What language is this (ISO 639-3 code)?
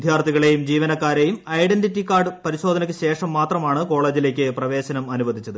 mal